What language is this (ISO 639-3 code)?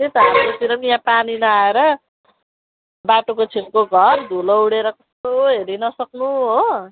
nep